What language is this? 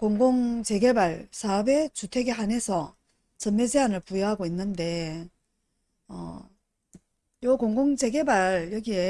Korean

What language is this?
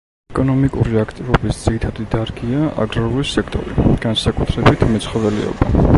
Georgian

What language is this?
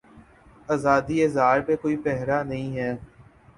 Urdu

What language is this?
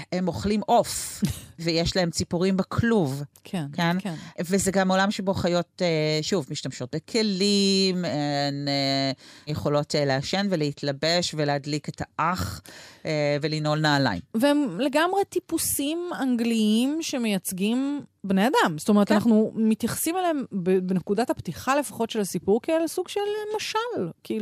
Hebrew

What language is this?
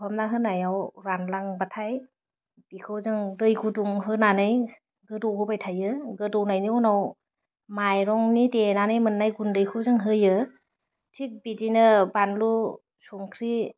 Bodo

